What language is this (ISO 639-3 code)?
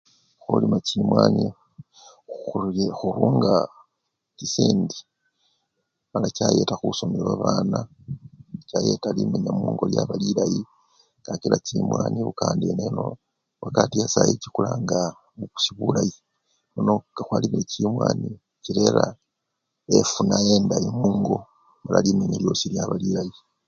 luy